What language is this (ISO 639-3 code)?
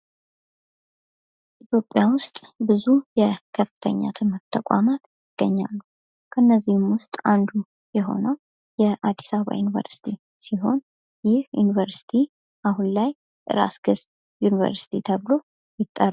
amh